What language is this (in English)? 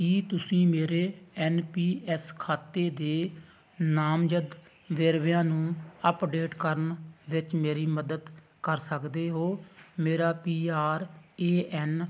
Punjabi